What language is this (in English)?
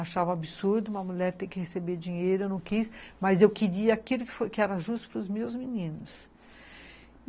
Portuguese